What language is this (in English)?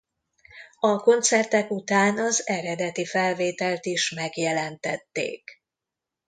Hungarian